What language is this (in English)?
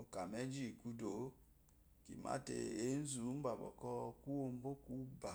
Eloyi